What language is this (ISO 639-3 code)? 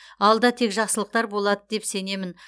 kaz